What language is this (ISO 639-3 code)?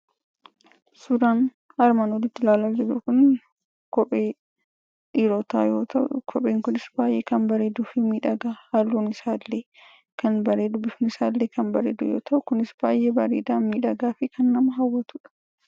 orm